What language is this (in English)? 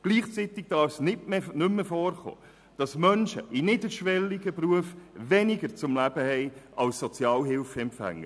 Swiss German